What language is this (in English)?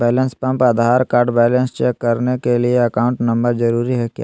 Magahi